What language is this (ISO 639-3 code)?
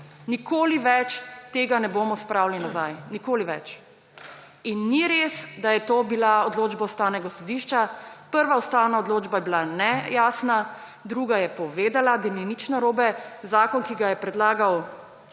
slv